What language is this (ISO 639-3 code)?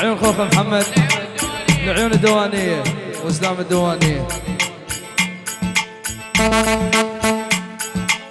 ara